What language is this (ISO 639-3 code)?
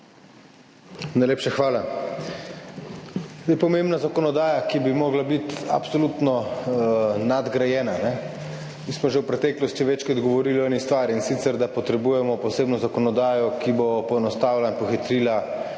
slv